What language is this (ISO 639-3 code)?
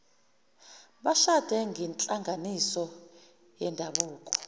zul